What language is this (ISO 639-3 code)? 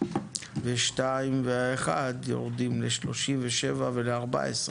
heb